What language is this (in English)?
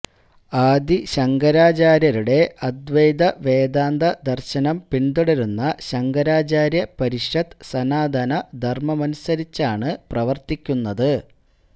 Malayalam